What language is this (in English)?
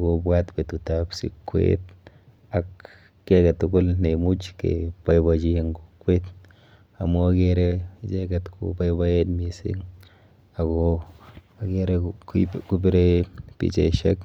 Kalenjin